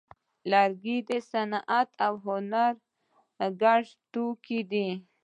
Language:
Pashto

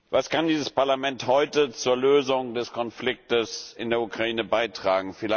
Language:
German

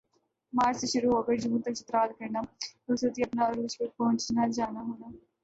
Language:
Urdu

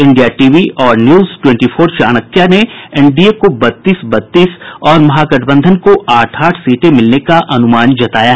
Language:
Hindi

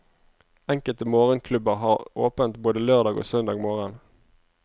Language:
Norwegian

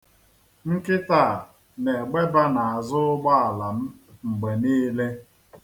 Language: Igbo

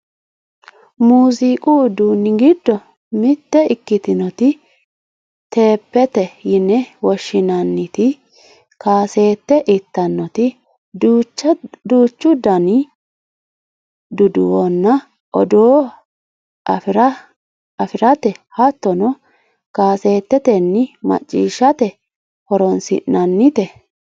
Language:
Sidamo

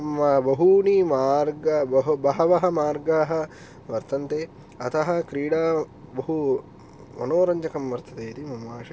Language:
Sanskrit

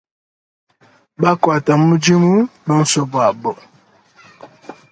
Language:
Luba-Lulua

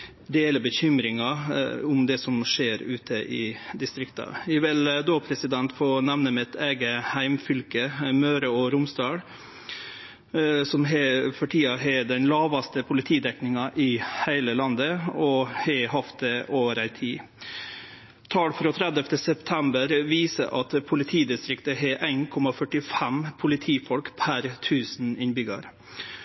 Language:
Norwegian Nynorsk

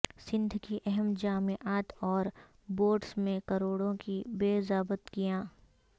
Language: Urdu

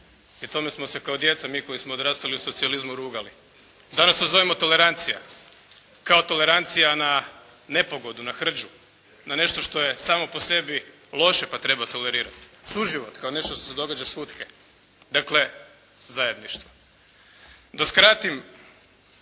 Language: Croatian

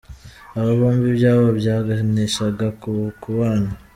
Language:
Kinyarwanda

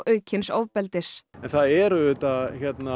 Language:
Icelandic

